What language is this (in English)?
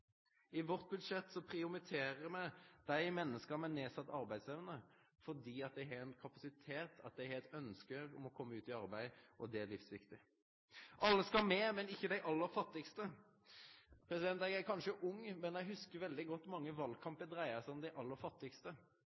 Norwegian Nynorsk